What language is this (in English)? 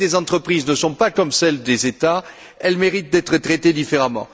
French